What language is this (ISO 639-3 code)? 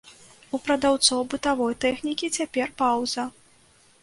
bel